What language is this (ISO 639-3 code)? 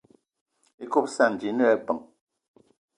eto